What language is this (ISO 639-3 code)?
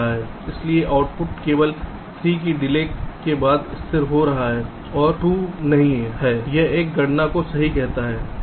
hin